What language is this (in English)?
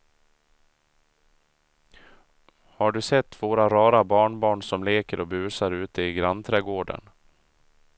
Swedish